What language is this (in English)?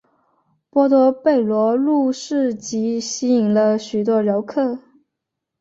Chinese